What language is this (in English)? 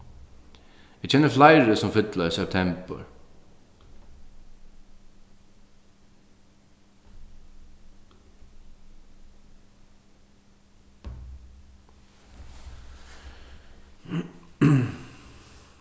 Faroese